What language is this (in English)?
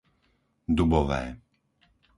Slovak